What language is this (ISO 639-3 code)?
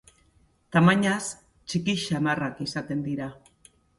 eus